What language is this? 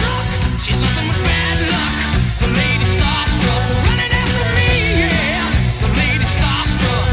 Greek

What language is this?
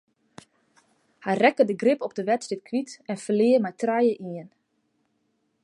Western Frisian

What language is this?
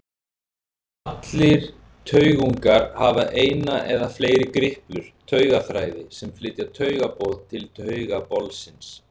Icelandic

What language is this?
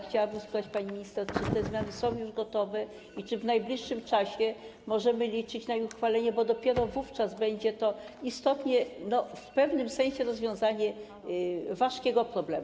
Polish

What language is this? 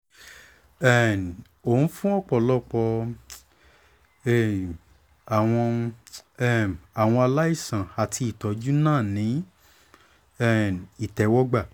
Yoruba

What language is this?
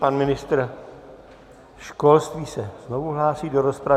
Czech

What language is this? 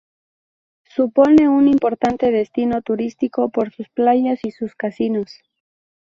Spanish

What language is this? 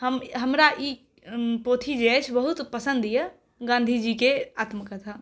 Maithili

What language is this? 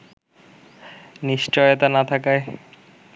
Bangla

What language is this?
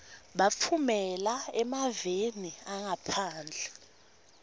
Swati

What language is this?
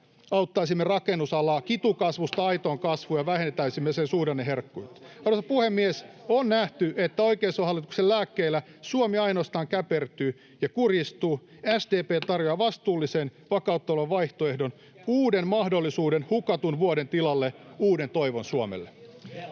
Finnish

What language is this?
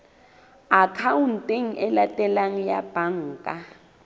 Southern Sotho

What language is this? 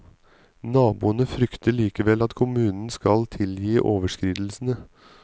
Norwegian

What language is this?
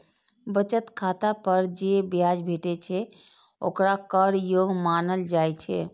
Maithili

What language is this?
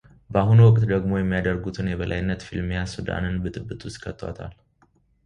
Amharic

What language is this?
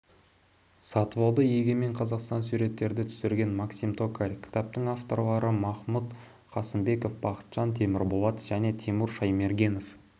Kazakh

